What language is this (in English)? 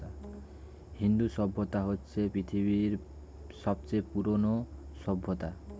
Bangla